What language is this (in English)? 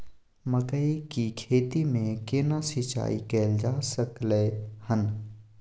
Maithili